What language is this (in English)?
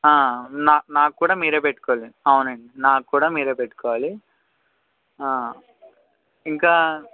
Telugu